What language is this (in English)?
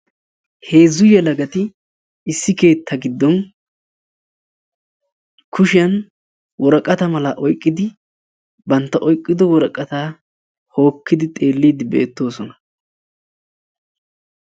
Wolaytta